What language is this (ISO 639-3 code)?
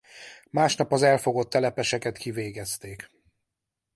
hun